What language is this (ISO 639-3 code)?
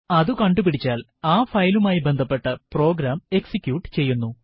mal